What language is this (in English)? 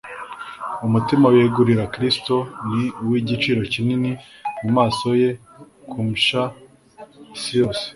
Kinyarwanda